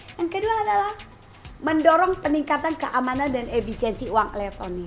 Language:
Indonesian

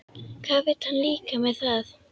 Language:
Icelandic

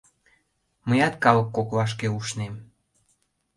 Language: Mari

